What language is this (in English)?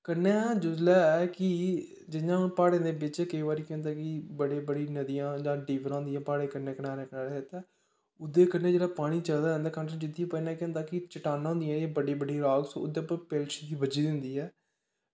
Dogri